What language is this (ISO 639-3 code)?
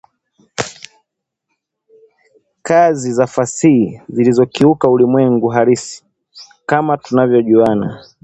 swa